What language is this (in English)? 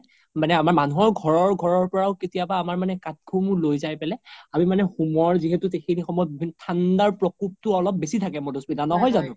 Assamese